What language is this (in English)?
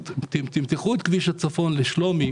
Hebrew